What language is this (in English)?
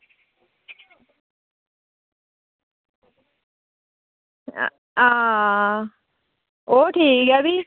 Dogri